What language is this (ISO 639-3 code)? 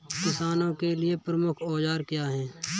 hin